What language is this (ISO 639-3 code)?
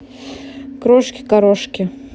rus